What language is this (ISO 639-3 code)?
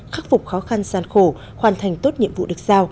vie